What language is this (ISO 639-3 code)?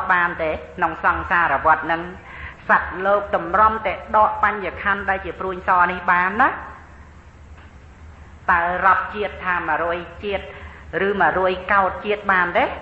tha